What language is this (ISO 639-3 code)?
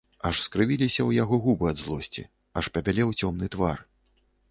bel